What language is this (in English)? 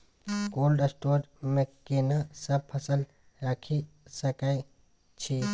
Maithili